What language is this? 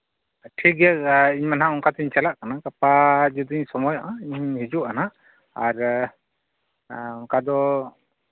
Santali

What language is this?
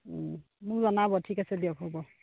Assamese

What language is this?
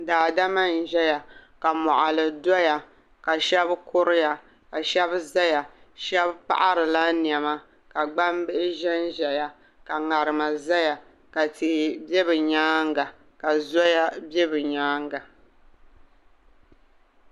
Dagbani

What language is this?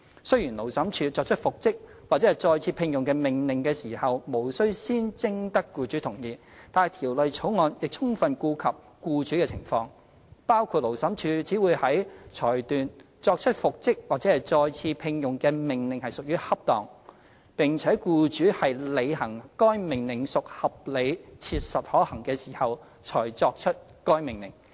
Cantonese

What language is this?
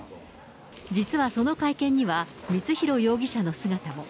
Japanese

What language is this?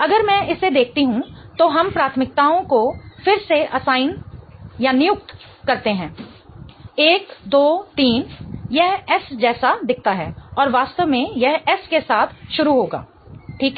Hindi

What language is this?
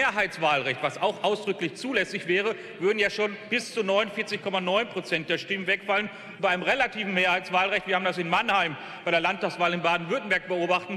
German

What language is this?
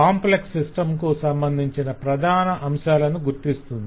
Telugu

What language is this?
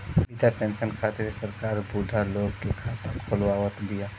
Bhojpuri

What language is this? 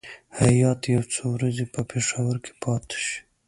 Pashto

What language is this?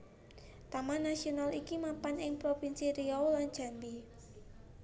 Javanese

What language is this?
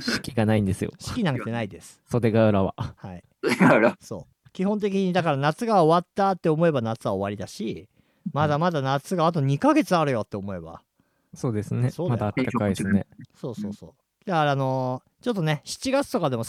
Japanese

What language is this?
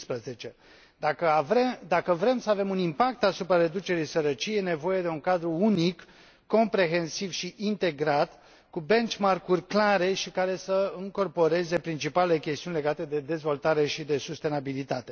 Romanian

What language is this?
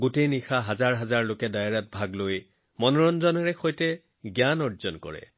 Assamese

